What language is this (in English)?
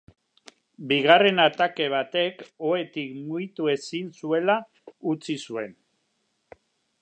Basque